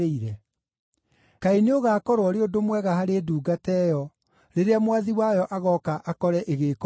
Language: Kikuyu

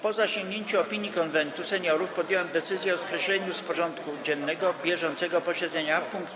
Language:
Polish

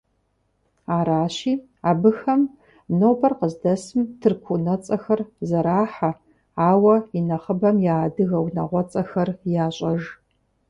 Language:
Kabardian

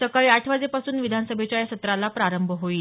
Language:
Marathi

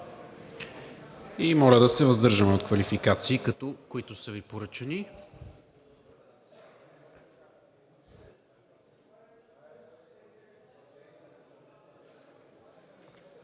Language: Bulgarian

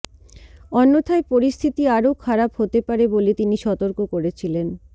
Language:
Bangla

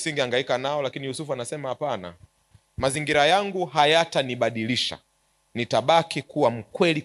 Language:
Swahili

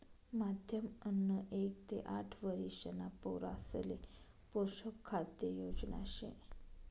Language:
Marathi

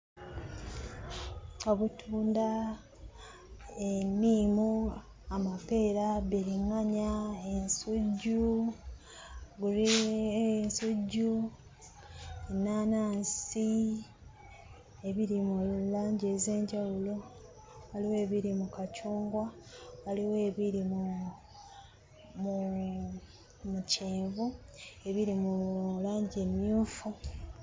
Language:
Ganda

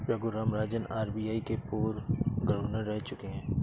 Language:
Hindi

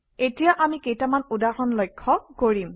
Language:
Assamese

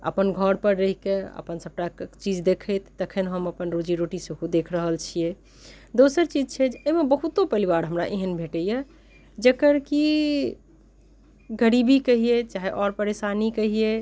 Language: Maithili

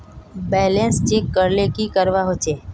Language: Magahi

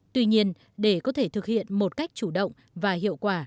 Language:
Vietnamese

